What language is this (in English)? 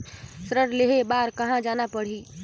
Chhattisgarhi